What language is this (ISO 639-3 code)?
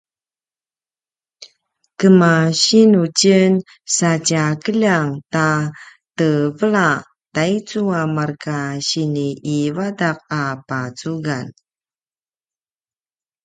pwn